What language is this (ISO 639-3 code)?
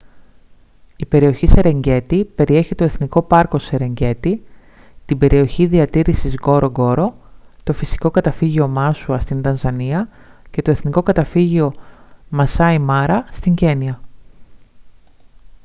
ell